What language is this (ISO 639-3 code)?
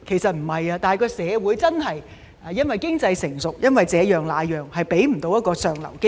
yue